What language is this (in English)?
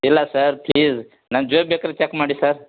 Kannada